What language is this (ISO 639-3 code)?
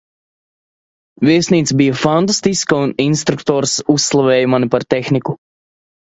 lav